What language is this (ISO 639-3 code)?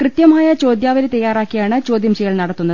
mal